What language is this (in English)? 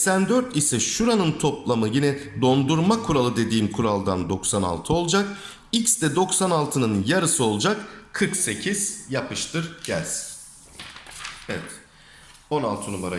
Turkish